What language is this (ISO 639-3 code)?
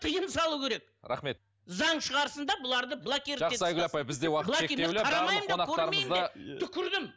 kaz